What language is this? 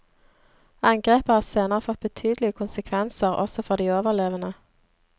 Norwegian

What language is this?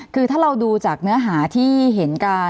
Thai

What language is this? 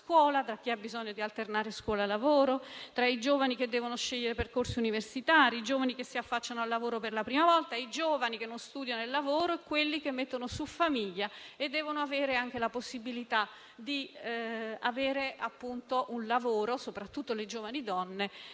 Italian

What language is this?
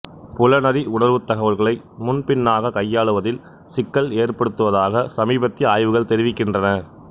Tamil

